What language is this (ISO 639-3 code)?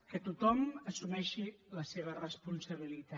cat